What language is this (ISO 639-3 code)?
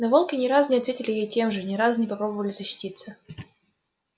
rus